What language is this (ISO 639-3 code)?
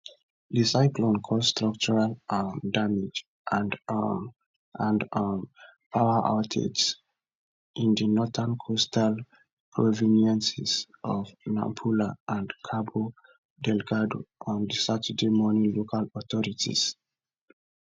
pcm